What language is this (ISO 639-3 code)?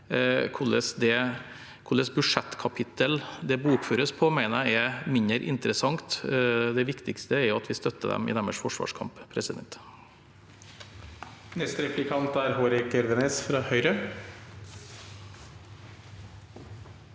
nor